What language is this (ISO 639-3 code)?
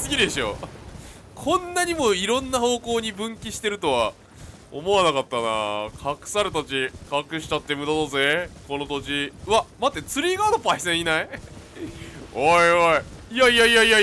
jpn